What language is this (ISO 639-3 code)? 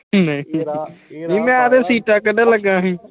pan